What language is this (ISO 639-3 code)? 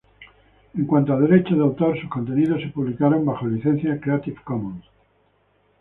spa